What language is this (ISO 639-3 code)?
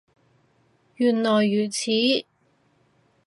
yue